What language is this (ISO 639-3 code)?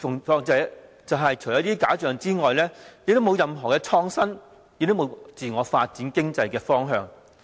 yue